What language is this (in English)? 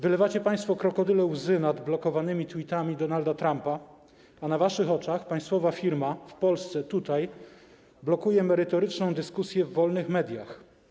Polish